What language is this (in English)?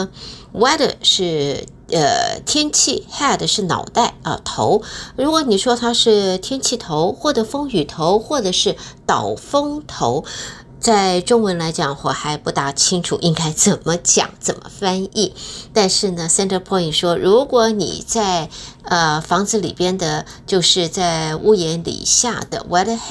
Chinese